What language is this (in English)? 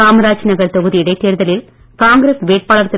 Tamil